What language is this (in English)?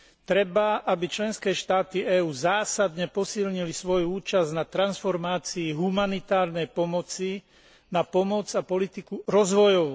Slovak